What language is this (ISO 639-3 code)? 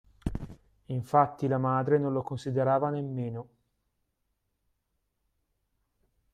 ita